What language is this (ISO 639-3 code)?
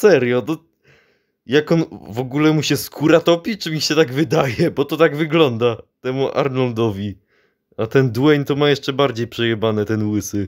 pol